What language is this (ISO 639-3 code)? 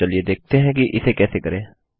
hin